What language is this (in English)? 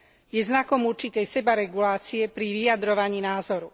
Slovak